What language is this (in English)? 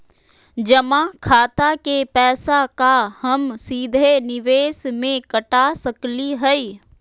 Magahi